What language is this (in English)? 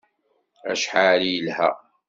Kabyle